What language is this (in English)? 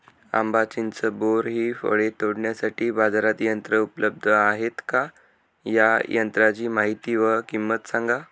Marathi